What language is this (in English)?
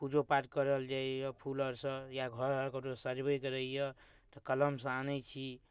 Maithili